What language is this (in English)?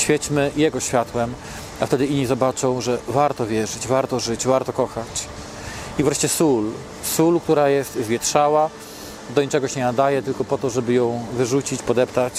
Polish